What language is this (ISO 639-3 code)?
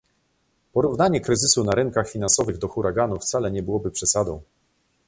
pol